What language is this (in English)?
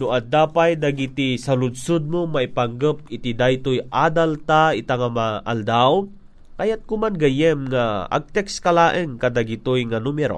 Filipino